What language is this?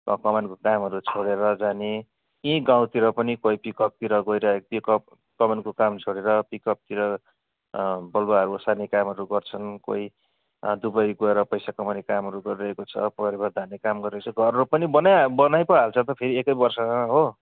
Nepali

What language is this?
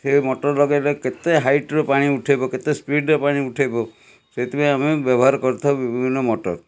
Odia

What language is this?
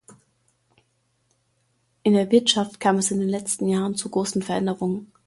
German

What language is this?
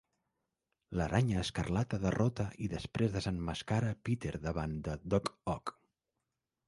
Catalan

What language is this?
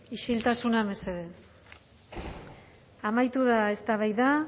Basque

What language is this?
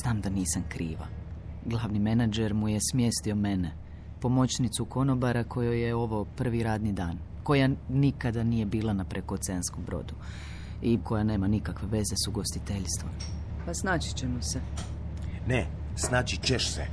Croatian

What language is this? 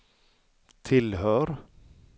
Swedish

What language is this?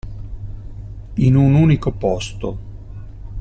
Italian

